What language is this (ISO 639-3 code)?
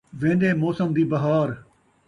skr